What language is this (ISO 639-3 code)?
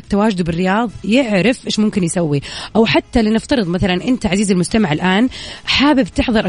ara